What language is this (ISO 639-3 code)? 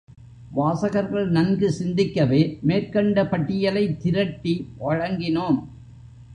tam